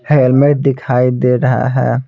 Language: Hindi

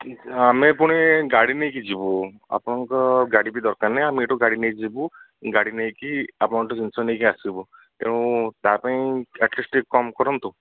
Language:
Odia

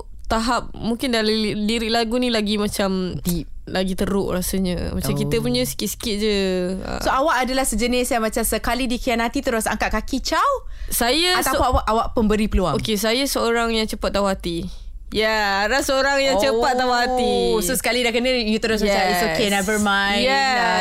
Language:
Malay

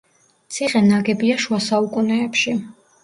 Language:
Georgian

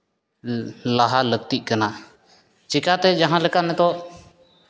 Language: Santali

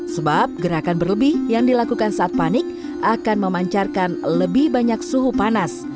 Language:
Indonesian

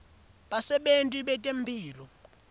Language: Swati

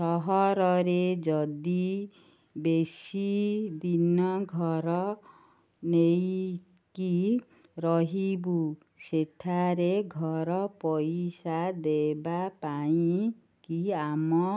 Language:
Odia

